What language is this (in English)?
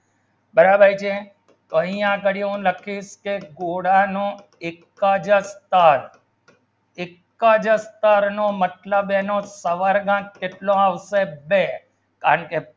Gujarati